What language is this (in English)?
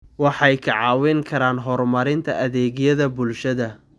Somali